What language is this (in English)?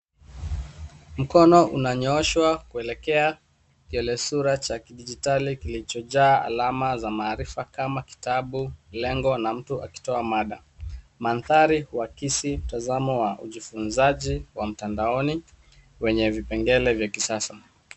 Swahili